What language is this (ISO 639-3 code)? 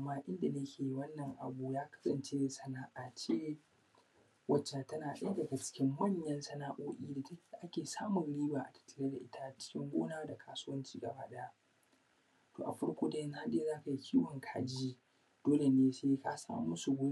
hau